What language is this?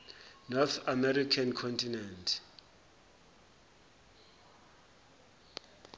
Zulu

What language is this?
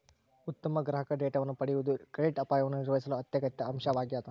Kannada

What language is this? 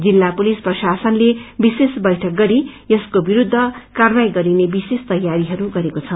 Nepali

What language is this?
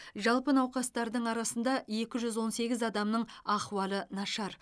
Kazakh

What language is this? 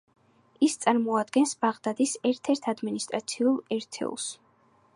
Georgian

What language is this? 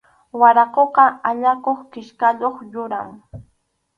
Arequipa-La Unión Quechua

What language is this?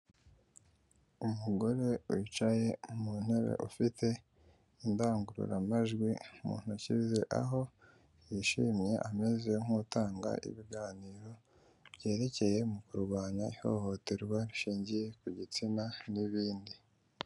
Kinyarwanda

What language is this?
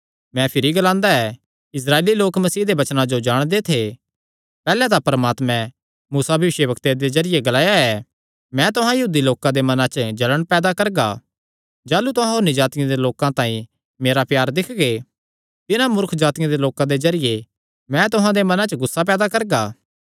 Kangri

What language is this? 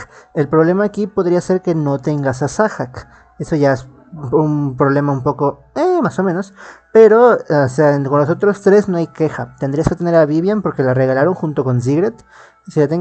Spanish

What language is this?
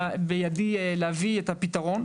Hebrew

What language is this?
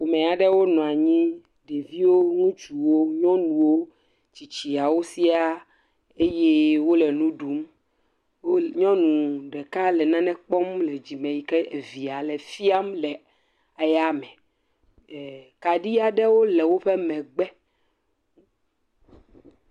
Ewe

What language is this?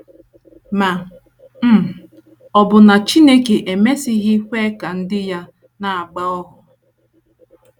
Igbo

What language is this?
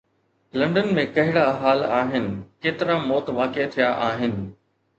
Sindhi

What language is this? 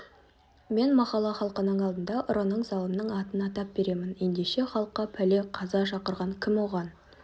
Kazakh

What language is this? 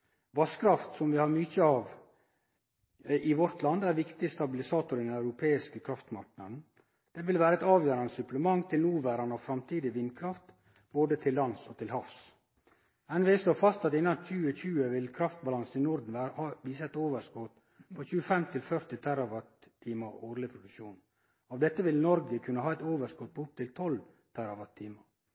Norwegian Nynorsk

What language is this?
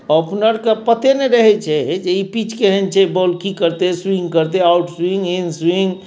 Maithili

